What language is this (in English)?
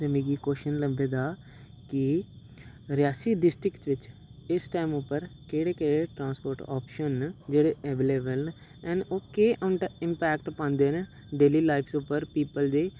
Dogri